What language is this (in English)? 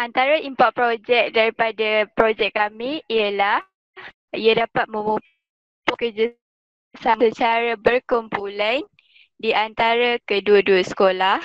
Malay